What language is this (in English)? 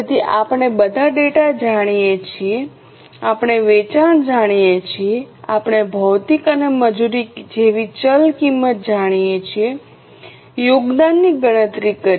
Gujarati